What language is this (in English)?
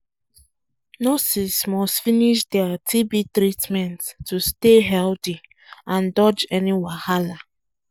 Nigerian Pidgin